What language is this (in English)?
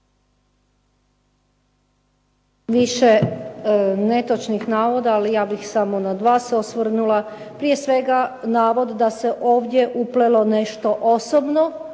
Croatian